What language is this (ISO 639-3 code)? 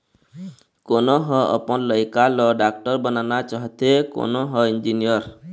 hne